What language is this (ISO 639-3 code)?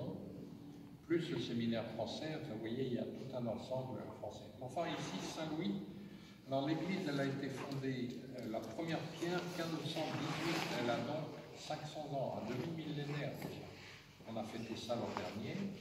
fra